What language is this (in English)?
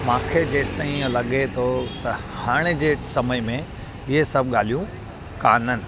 Sindhi